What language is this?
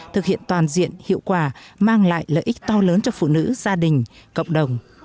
Vietnamese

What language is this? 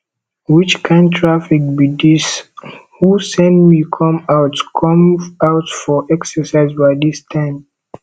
Nigerian Pidgin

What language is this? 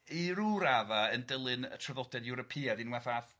Welsh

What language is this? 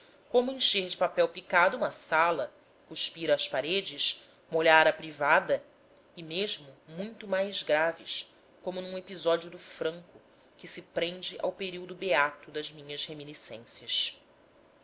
Portuguese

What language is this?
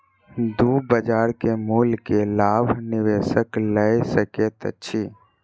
Maithili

